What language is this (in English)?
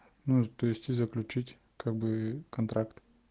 Russian